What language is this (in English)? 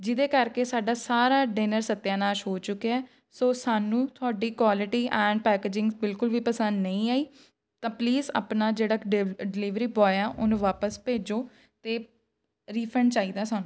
Punjabi